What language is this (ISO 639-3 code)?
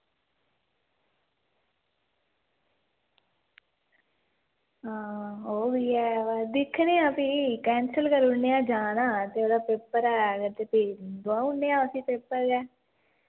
doi